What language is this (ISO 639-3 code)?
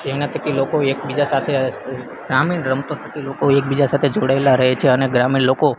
guj